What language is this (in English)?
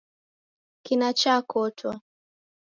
Taita